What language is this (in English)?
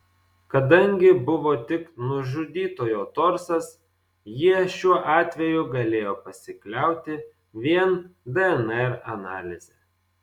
Lithuanian